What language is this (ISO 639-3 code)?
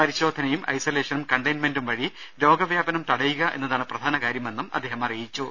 mal